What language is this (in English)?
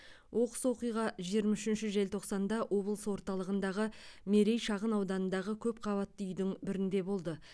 Kazakh